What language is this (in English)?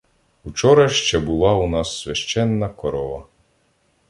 Ukrainian